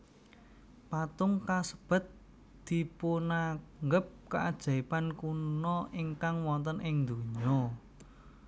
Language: Javanese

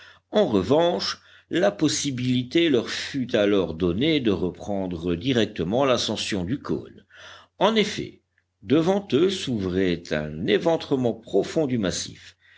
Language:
French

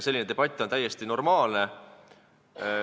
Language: Estonian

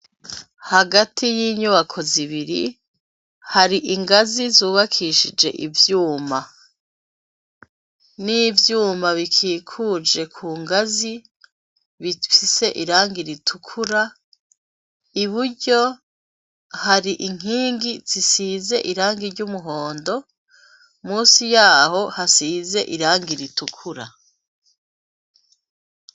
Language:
Rundi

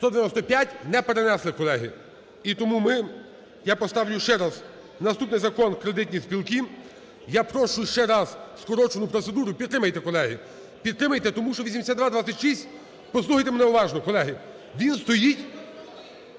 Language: Ukrainian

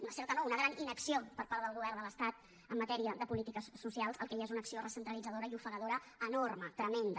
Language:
Catalan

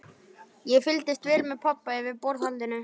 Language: Icelandic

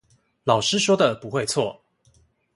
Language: Chinese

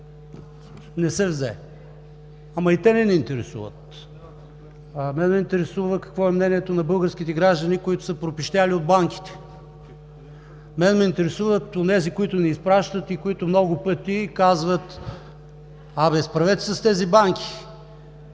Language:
Bulgarian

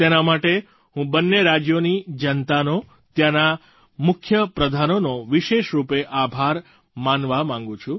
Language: Gujarati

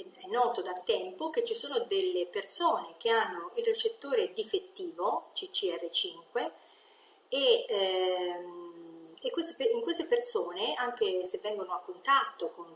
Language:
Italian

